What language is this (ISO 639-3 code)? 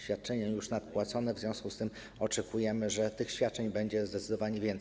pol